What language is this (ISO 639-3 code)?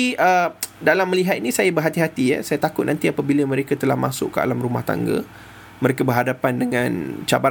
msa